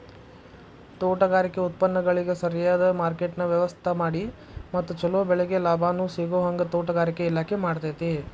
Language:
Kannada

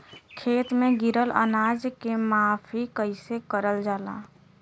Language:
Bhojpuri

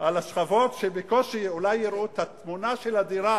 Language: Hebrew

